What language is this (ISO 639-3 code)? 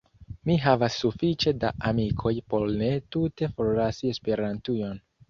epo